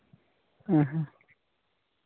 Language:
Santali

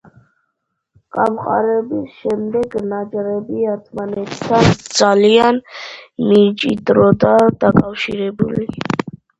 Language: Georgian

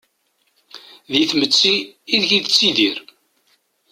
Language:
Kabyle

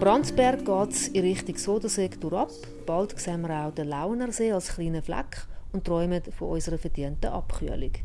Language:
German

